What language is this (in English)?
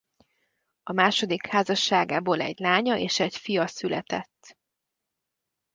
Hungarian